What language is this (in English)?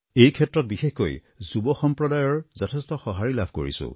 Assamese